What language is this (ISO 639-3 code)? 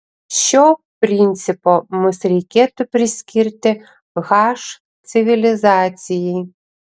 lit